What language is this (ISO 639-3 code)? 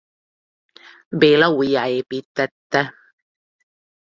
hun